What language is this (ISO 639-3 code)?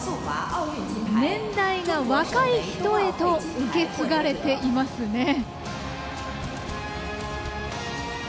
jpn